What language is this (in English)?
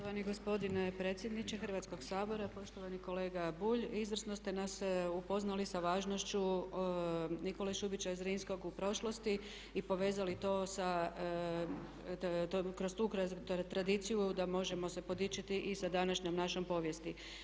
Croatian